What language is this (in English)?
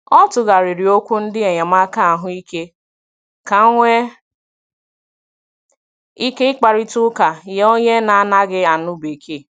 Igbo